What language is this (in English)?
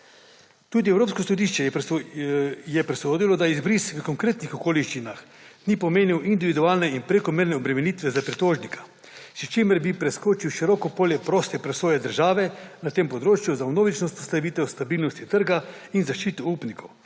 Slovenian